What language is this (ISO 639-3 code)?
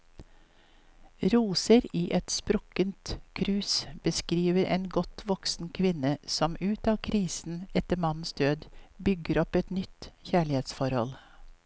nor